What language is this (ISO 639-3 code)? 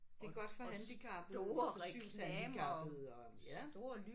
dan